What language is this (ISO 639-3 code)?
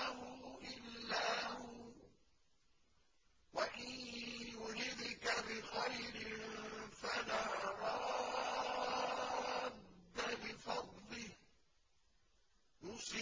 ara